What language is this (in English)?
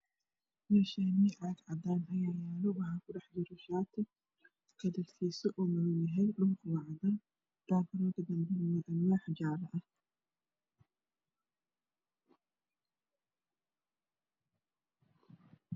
Somali